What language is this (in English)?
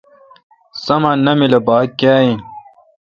Kalkoti